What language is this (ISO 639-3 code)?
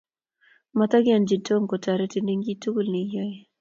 kln